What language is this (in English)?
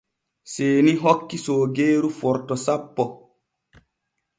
Borgu Fulfulde